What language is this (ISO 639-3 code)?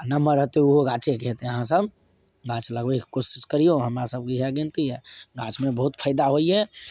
mai